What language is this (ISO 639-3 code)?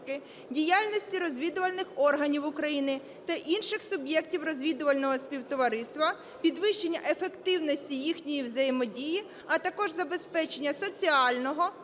ukr